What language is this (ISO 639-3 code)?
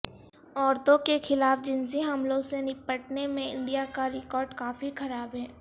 urd